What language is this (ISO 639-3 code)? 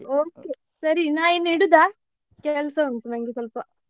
kan